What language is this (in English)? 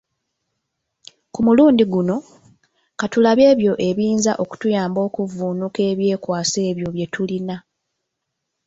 Ganda